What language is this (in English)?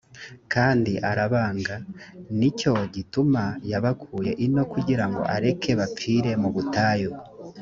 Kinyarwanda